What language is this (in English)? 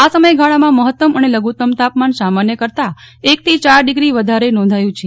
Gujarati